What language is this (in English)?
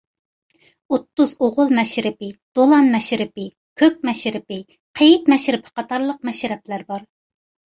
Uyghur